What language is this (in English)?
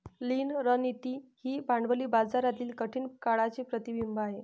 Marathi